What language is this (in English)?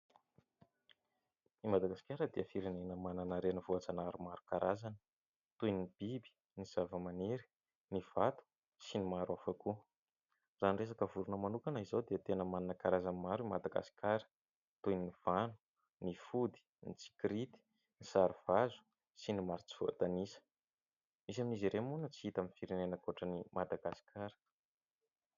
Malagasy